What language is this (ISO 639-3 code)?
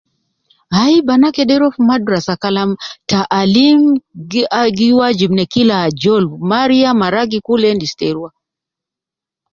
kcn